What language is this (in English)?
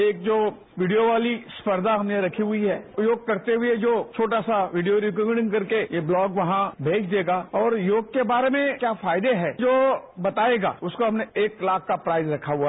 Hindi